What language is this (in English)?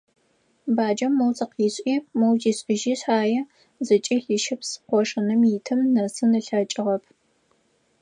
Adyghe